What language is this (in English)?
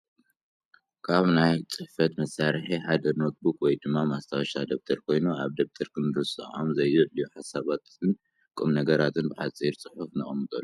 Tigrinya